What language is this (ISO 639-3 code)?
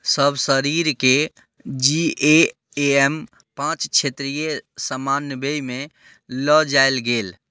mai